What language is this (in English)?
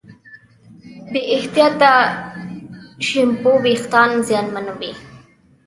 Pashto